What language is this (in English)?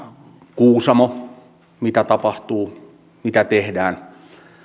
Finnish